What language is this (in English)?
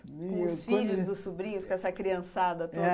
Portuguese